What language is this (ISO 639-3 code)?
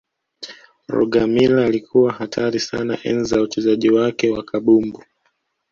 swa